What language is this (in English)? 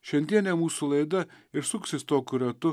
Lithuanian